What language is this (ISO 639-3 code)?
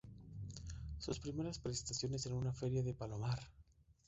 spa